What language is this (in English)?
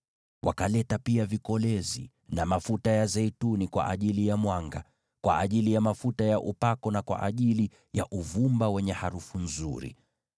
Swahili